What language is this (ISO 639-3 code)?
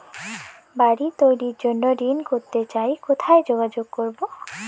ben